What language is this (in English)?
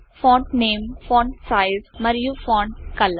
Telugu